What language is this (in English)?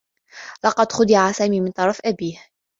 Arabic